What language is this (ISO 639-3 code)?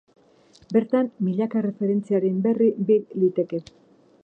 eus